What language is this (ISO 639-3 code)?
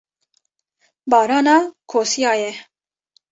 kur